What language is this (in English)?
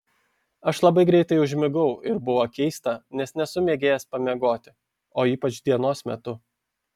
Lithuanian